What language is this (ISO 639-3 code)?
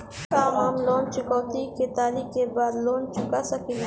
bho